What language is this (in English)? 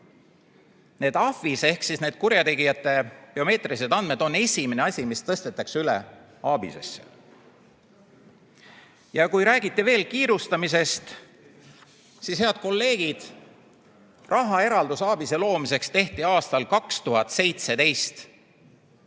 Estonian